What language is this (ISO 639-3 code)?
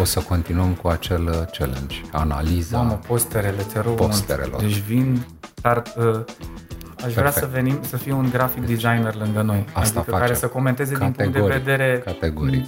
ron